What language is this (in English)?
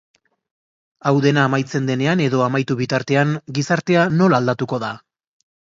Basque